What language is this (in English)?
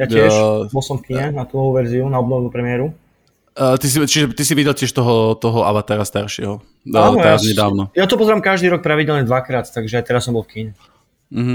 Slovak